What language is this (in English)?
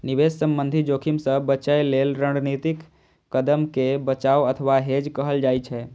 Maithili